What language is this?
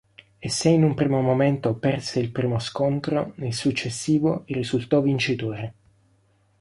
Italian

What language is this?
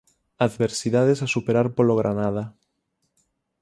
Galician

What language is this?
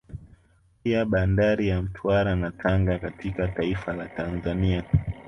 Swahili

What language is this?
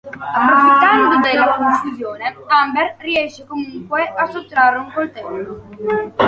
Italian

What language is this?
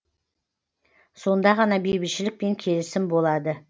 Kazakh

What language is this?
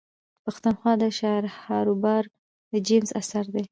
Pashto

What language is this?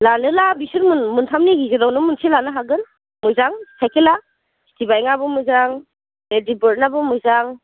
Bodo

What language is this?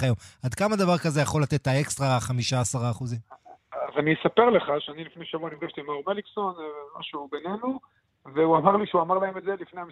Hebrew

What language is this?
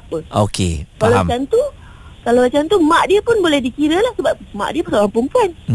Malay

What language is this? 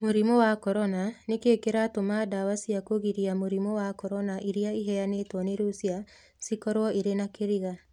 Kikuyu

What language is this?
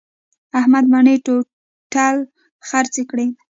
Pashto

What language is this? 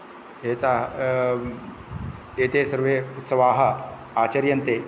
Sanskrit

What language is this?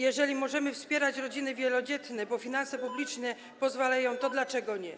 Polish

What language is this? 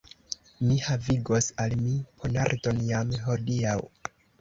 Esperanto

